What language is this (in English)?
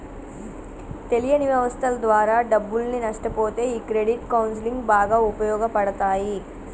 Telugu